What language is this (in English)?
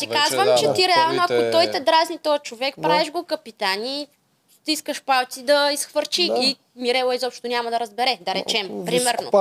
Bulgarian